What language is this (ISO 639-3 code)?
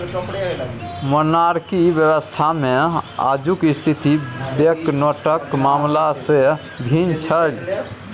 mai